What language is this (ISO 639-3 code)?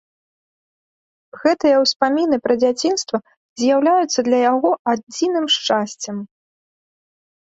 bel